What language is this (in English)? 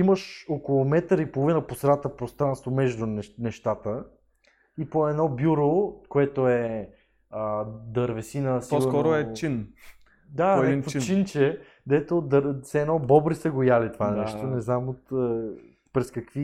Bulgarian